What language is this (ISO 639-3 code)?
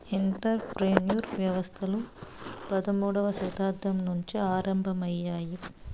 tel